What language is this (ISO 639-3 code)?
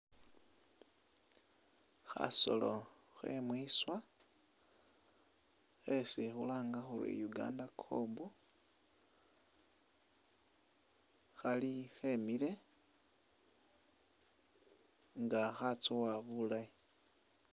myx